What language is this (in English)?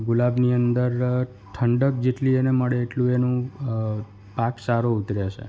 Gujarati